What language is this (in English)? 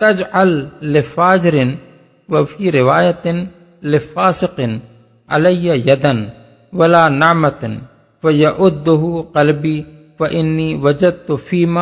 Urdu